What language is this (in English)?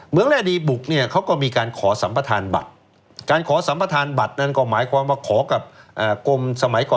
Thai